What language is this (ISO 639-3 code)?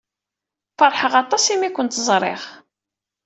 kab